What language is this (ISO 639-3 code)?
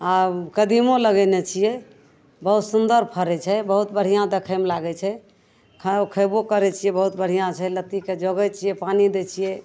mai